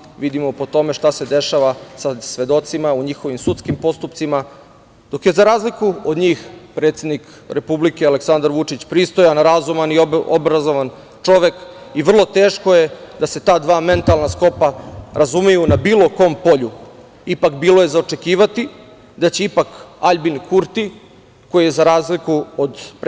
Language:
Serbian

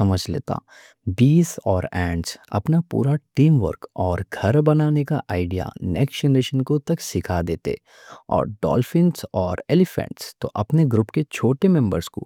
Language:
Deccan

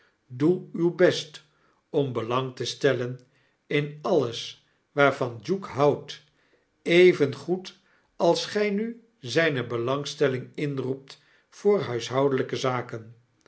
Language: Dutch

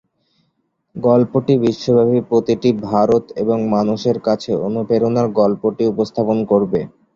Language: Bangla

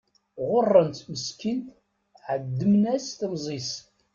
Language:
Kabyle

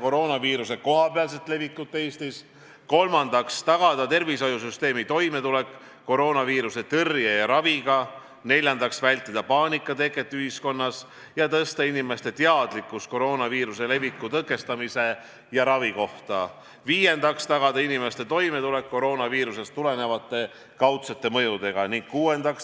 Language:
Estonian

